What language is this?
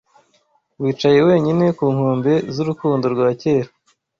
Kinyarwanda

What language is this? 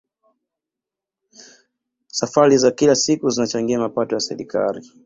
Swahili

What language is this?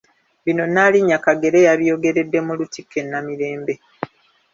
Ganda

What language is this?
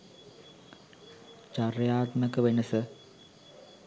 Sinhala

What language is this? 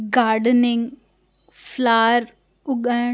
Sindhi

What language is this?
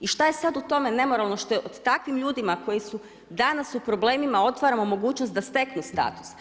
Croatian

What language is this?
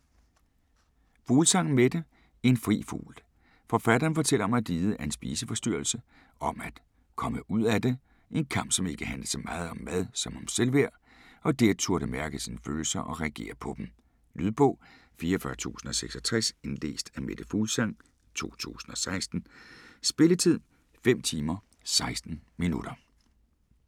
Danish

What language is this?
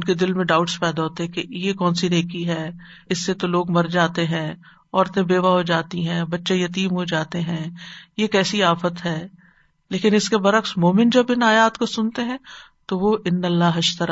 Urdu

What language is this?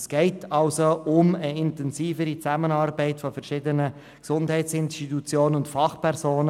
Swiss German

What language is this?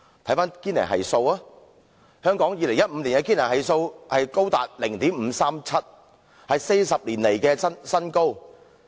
Cantonese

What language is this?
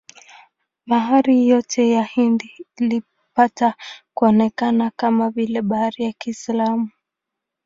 Swahili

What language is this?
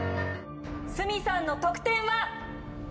Japanese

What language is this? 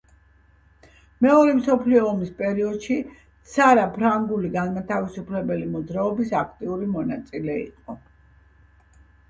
Georgian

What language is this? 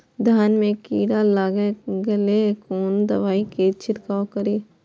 Maithili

